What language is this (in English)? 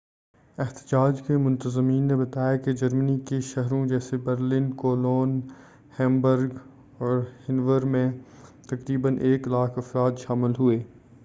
Urdu